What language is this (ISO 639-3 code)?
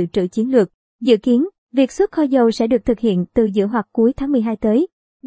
vie